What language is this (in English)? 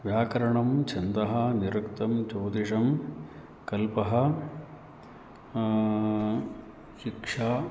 Sanskrit